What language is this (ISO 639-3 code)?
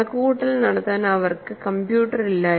mal